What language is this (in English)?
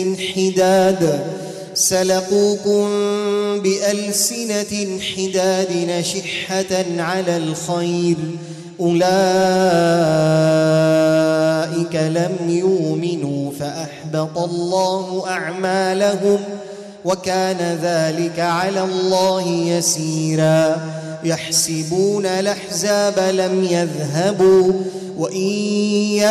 Arabic